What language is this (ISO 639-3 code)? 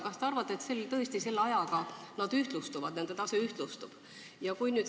est